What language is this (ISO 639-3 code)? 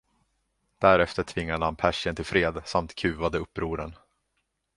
swe